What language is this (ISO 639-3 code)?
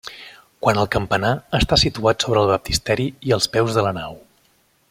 cat